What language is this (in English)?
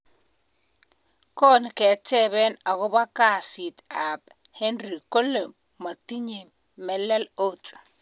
Kalenjin